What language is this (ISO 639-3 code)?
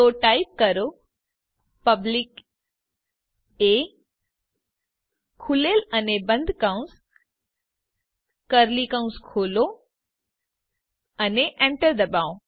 guj